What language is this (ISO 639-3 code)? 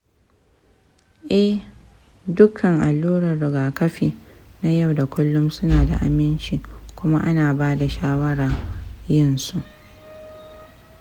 hau